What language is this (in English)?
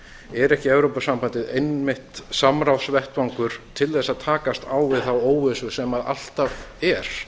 Icelandic